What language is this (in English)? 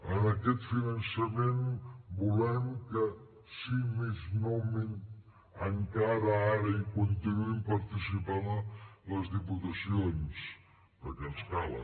Catalan